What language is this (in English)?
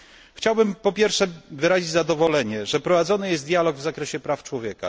Polish